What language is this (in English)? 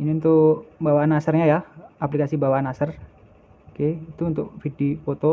Indonesian